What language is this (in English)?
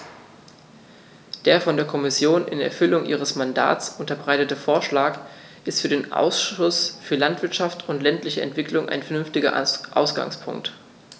German